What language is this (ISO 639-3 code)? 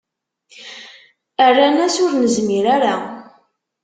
kab